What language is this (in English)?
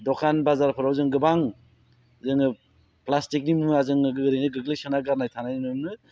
Bodo